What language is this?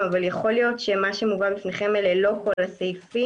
Hebrew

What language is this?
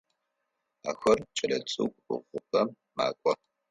Adyghe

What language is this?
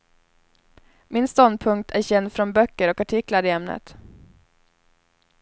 Swedish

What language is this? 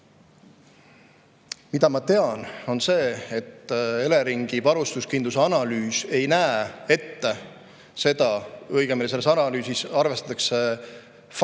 Estonian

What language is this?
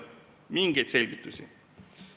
Estonian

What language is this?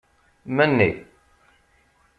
Kabyle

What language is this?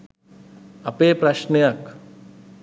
Sinhala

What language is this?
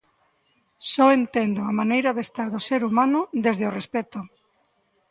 Galician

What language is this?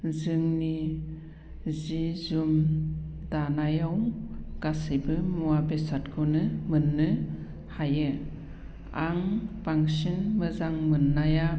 Bodo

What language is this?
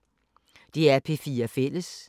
Danish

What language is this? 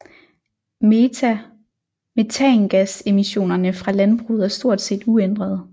Danish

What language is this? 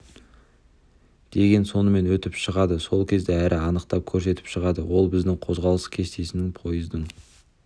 Kazakh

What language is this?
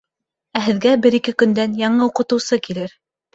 Bashkir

